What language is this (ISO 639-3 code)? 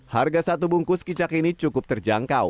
ind